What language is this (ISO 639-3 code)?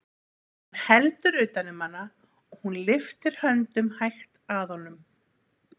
isl